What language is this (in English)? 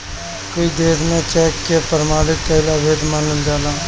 Bhojpuri